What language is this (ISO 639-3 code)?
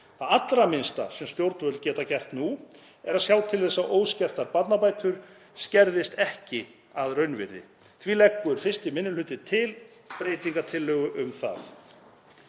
isl